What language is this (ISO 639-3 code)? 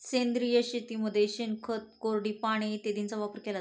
mar